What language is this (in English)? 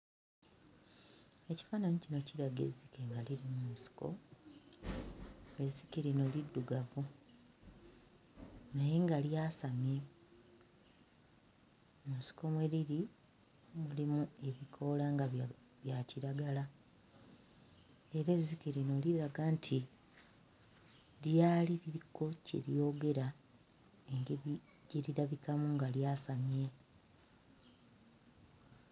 Ganda